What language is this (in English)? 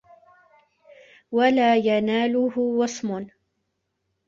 Arabic